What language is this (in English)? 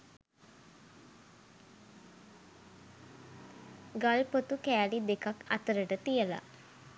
Sinhala